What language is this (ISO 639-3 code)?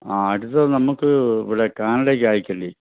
mal